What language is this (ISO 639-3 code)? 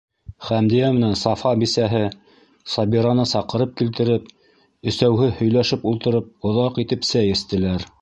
bak